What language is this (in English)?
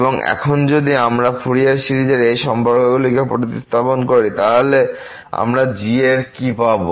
Bangla